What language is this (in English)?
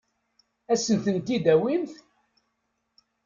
Kabyle